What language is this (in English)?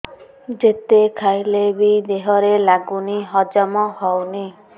Odia